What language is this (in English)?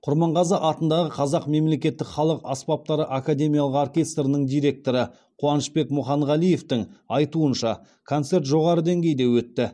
Kazakh